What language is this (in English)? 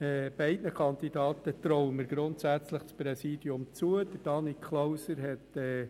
Swiss German